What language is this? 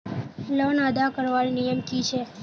Magahi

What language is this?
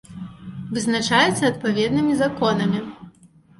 Belarusian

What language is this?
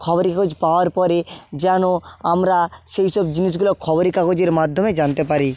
Bangla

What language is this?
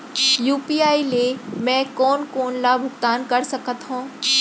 Chhattisgarhi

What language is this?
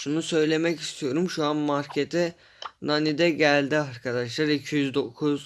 Turkish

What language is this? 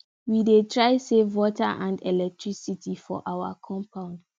Nigerian Pidgin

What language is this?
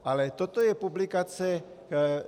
Czech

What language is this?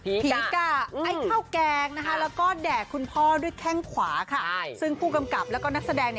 Thai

